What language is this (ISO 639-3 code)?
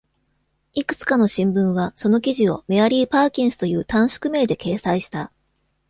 jpn